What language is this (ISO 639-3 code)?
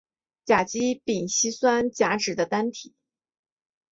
zho